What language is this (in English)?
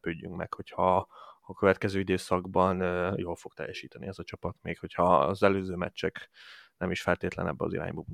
Hungarian